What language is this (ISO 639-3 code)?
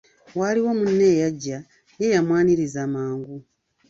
lug